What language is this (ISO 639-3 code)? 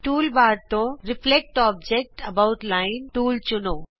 pan